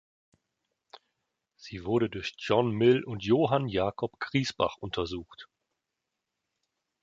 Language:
German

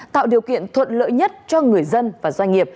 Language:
Vietnamese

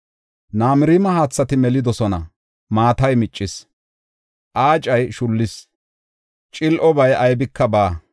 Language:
Gofa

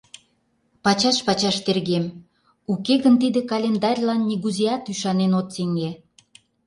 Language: Mari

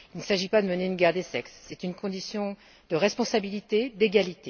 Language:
French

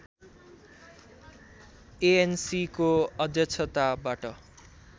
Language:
Nepali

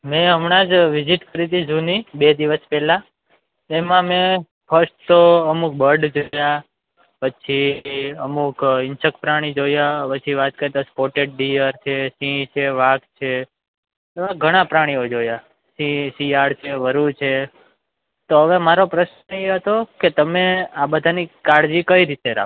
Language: Gujarati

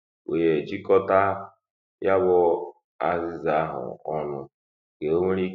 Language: Igbo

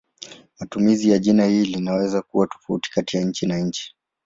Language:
Swahili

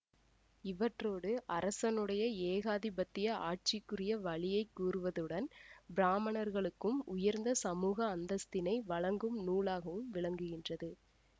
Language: Tamil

